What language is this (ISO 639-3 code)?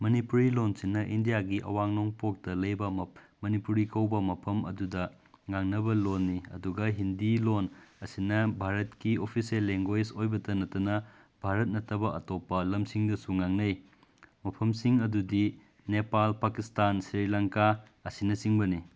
mni